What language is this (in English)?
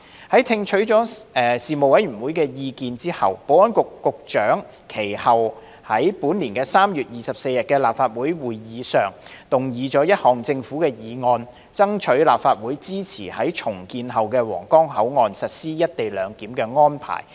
Cantonese